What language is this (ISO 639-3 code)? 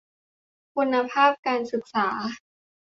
tha